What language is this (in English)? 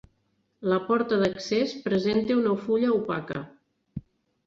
Catalan